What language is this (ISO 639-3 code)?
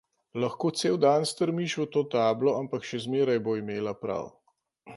slv